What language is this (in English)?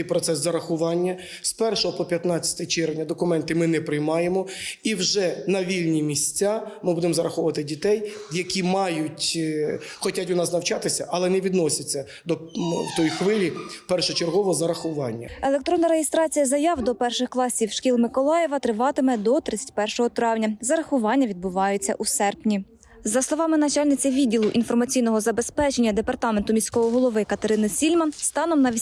Ukrainian